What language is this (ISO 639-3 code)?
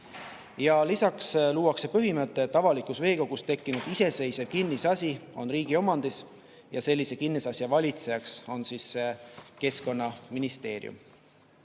est